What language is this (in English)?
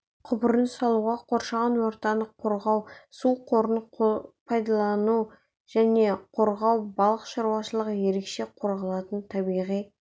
Kazakh